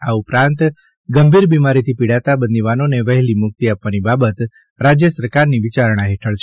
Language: Gujarati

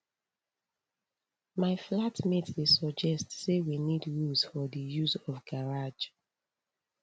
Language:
Nigerian Pidgin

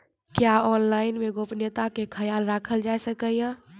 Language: Maithili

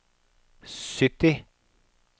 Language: Norwegian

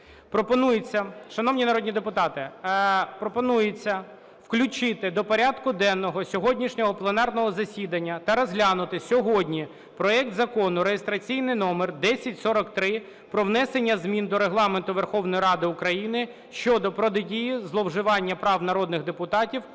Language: Ukrainian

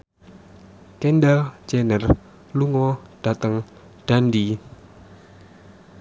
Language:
Javanese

